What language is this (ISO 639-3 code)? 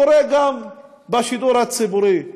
heb